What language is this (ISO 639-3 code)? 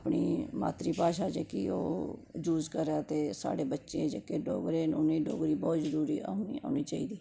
doi